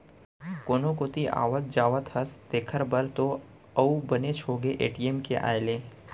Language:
Chhattisgarhi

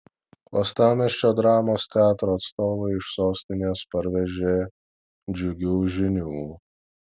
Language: Lithuanian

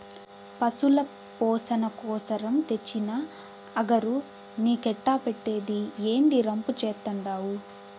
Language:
Telugu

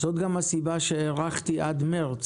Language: Hebrew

